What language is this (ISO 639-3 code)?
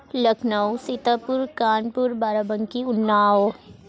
urd